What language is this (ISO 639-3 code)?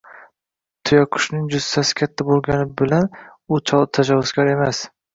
uzb